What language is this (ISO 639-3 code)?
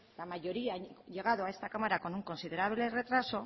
spa